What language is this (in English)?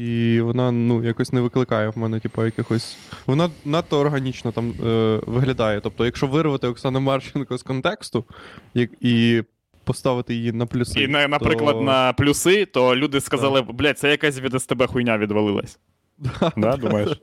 Ukrainian